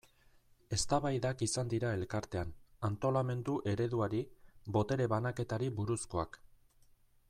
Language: Basque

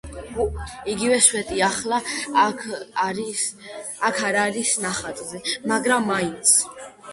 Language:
Georgian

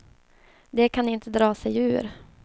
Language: Swedish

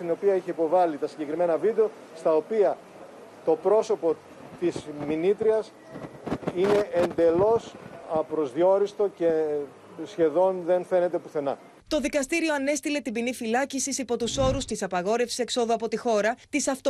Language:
Greek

